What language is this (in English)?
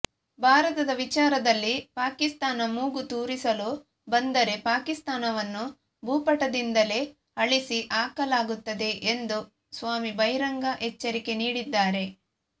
Kannada